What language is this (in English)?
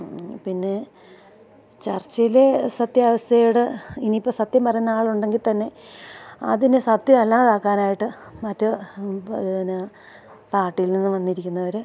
Malayalam